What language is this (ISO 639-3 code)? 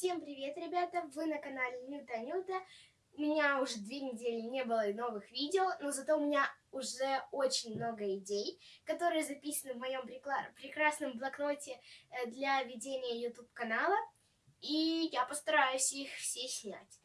rus